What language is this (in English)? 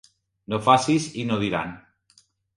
Catalan